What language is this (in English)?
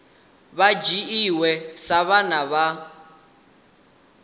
Venda